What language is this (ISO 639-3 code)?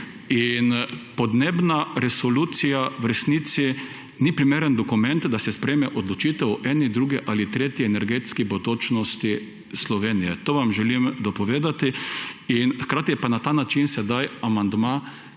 slv